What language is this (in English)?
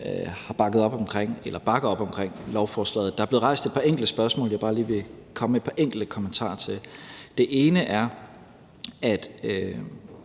Danish